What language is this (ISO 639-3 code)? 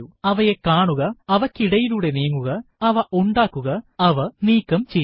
mal